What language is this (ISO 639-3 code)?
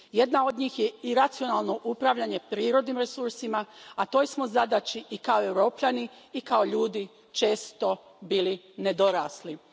hrv